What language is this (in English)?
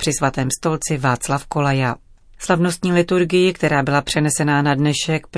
Czech